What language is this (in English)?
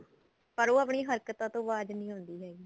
Punjabi